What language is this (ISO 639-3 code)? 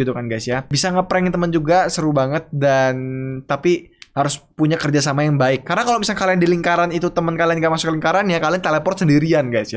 ind